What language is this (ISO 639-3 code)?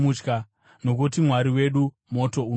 sna